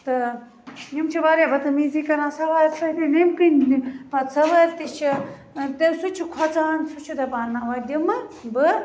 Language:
Kashmiri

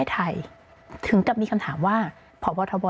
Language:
Thai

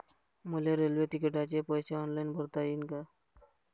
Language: Marathi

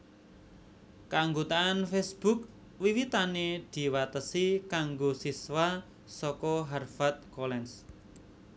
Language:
Javanese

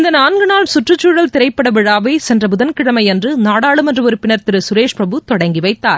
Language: Tamil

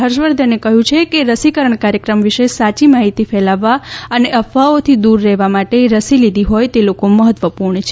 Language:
Gujarati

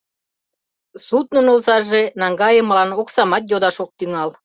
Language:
Mari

